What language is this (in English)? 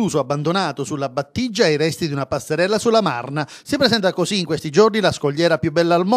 Italian